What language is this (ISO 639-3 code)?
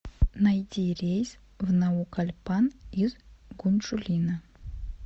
rus